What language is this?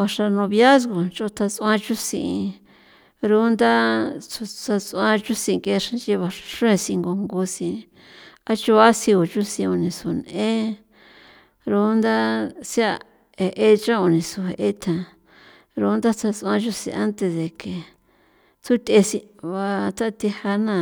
San Felipe Otlaltepec Popoloca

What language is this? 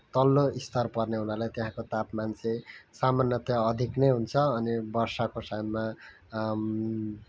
Nepali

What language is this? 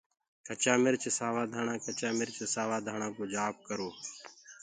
Gurgula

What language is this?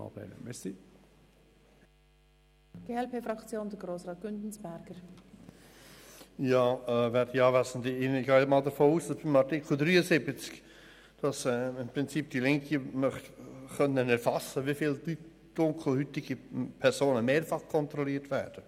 Swiss German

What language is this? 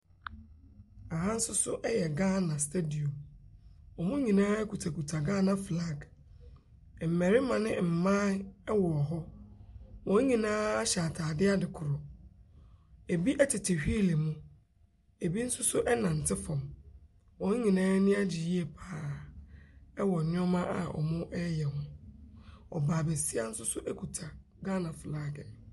Akan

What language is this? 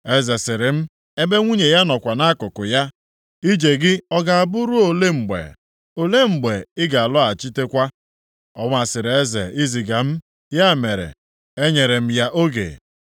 Igbo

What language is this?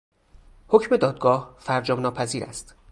Persian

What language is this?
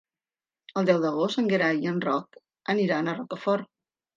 Catalan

